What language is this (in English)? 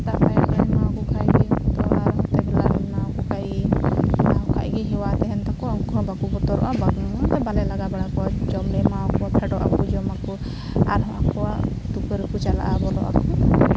Santali